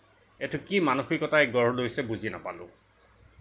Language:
Assamese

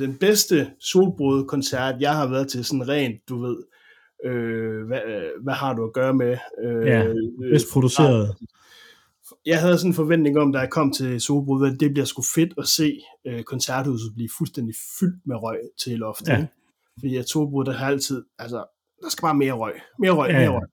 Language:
Danish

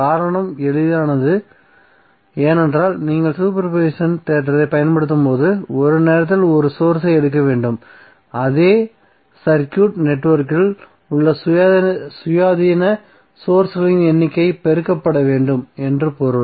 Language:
Tamil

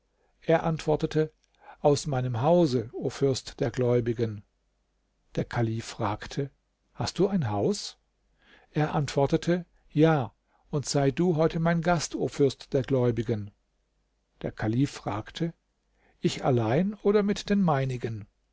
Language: German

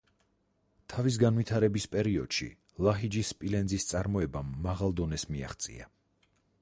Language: Georgian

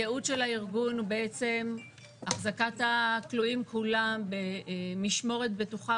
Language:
Hebrew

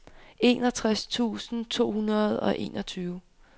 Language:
Danish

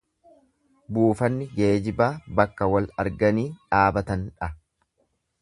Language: Oromo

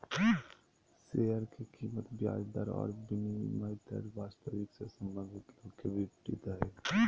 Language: Magahi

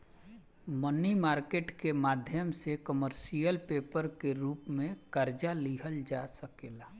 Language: Bhojpuri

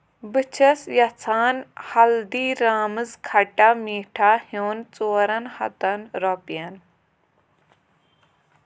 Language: Kashmiri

